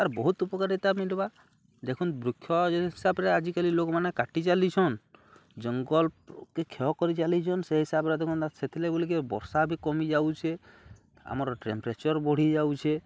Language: Odia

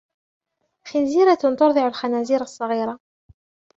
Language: Arabic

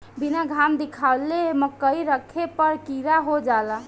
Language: Bhojpuri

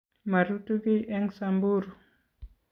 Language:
Kalenjin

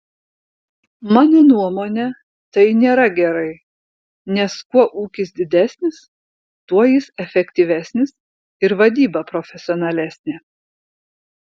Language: Lithuanian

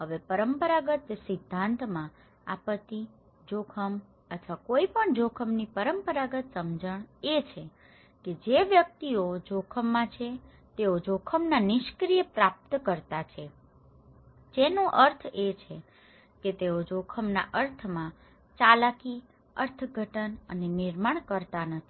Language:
Gujarati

